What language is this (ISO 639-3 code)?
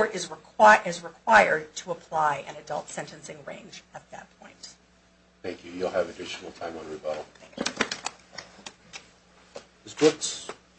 eng